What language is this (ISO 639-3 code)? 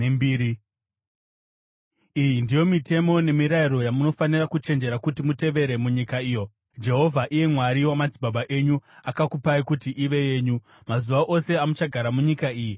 sna